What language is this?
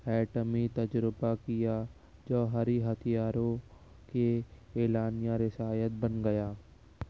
Urdu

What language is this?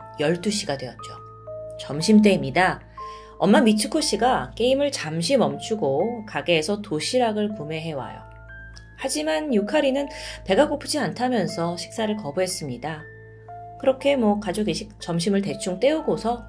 Korean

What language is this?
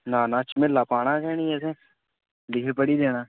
Dogri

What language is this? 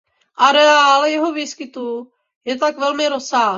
Czech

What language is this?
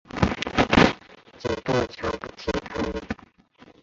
Chinese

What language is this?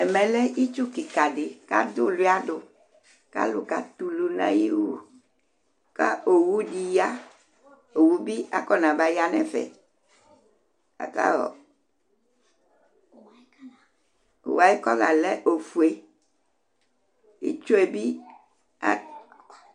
Ikposo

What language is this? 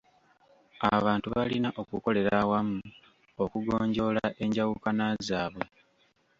Ganda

